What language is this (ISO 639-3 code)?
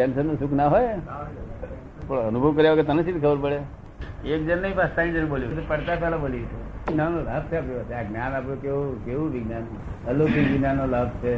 guj